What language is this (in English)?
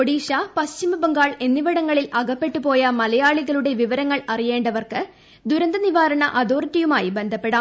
Malayalam